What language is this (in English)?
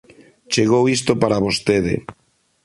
Galician